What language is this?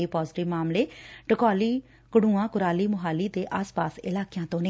Punjabi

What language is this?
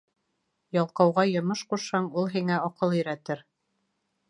Bashkir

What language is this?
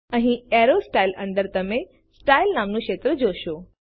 Gujarati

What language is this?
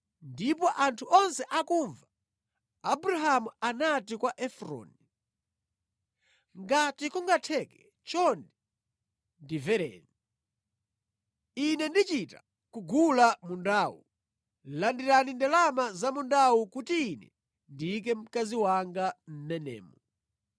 Nyanja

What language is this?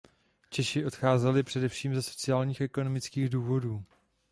Czech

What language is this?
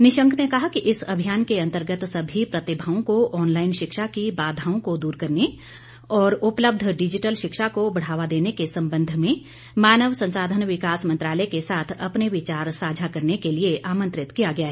Hindi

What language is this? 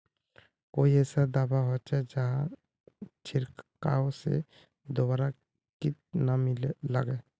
Magahi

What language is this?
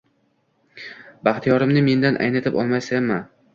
Uzbek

